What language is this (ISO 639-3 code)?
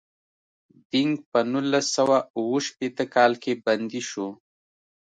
pus